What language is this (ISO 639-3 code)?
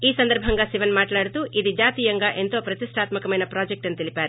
tel